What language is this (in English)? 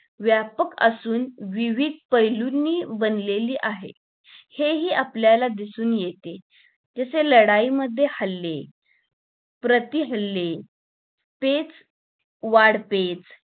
Marathi